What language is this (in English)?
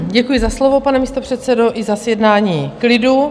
Czech